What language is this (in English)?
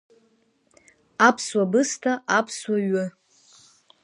Abkhazian